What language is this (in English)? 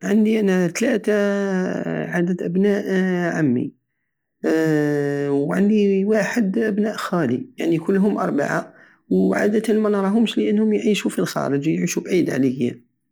Algerian Saharan Arabic